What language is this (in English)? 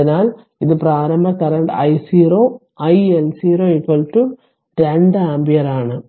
Malayalam